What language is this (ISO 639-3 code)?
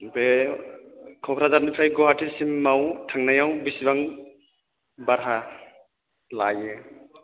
brx